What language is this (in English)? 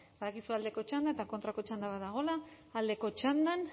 Basque